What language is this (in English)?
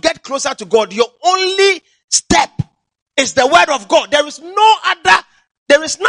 English